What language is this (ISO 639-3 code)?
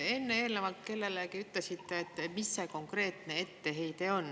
est